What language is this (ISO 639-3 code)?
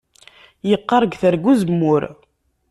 kab